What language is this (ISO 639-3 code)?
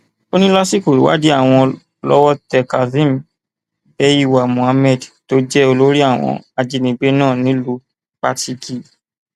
yor